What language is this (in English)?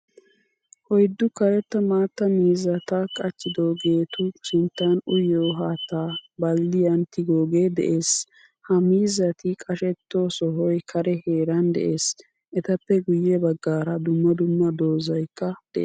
Wolaytta